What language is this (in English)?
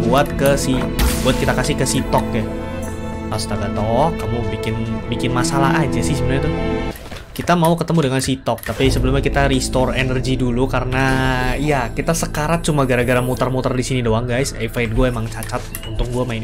Indonesian